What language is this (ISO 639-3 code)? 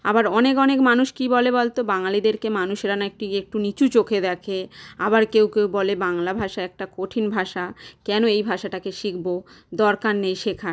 ben